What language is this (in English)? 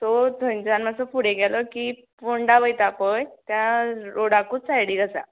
Konkani